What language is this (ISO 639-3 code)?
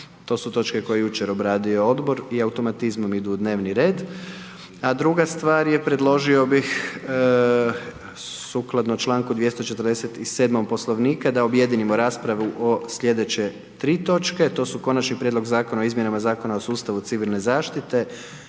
hrv